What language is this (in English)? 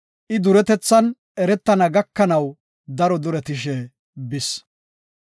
Gofa